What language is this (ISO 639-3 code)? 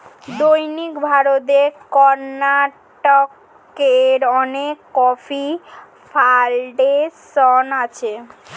ben